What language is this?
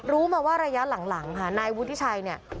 Thai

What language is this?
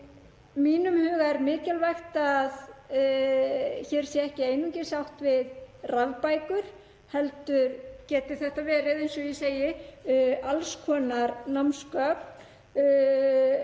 Icelandic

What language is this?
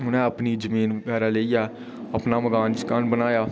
Dogri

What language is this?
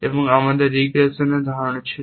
Bangla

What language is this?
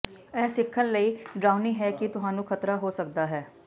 Punjabi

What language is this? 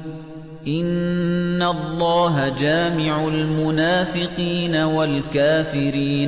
Arabic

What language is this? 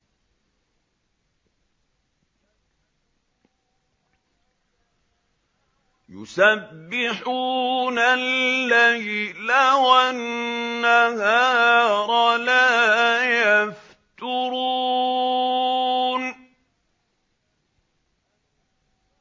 Arabic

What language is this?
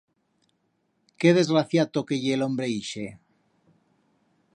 Aragonese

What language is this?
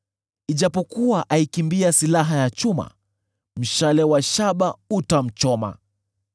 Swahili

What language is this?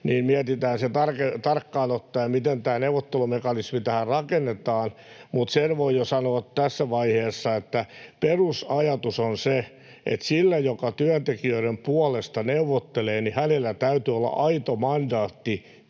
Finnish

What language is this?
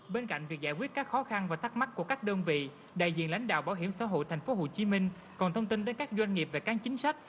Vietnamese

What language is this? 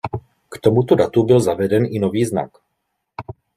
Czech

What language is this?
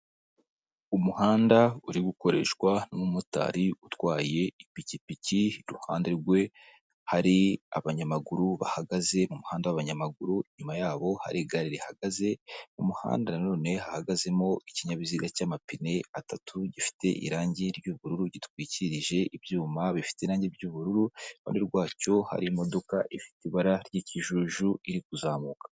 Kinyarwanda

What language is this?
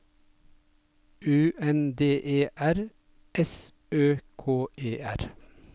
Norwegian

